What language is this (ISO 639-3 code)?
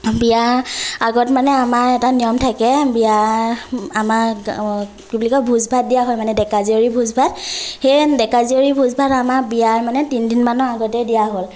asm